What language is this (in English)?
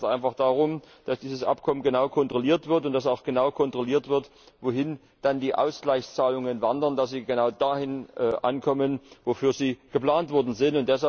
German